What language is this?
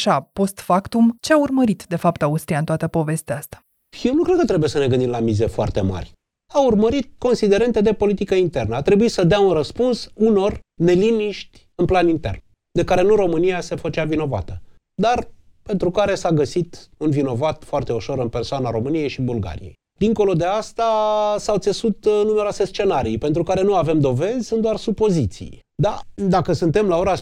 Romanian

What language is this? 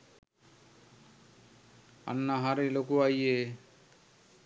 Sinhala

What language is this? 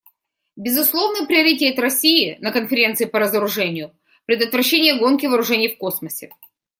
Russian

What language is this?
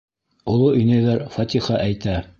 Bashkir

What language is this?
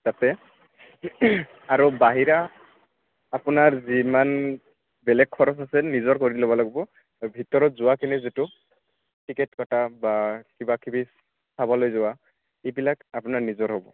Assamese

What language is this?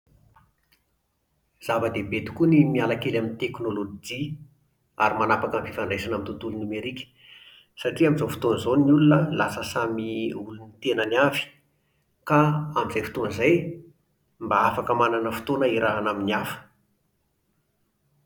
Malagasy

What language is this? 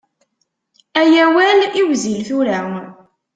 Kabyle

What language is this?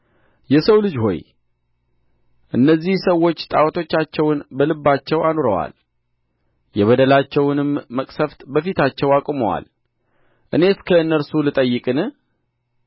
Amharic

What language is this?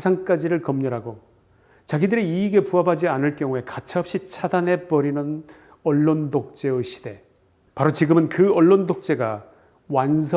Korean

